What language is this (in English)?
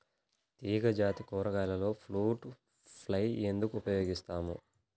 Telugu